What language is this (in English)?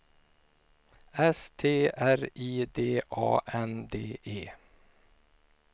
Swedish